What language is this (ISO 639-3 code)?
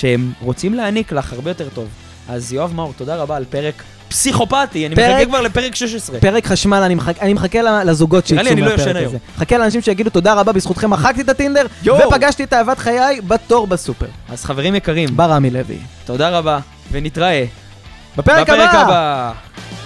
heb